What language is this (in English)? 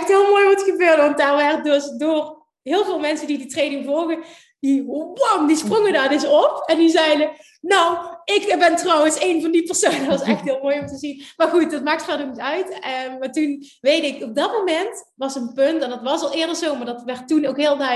Dutch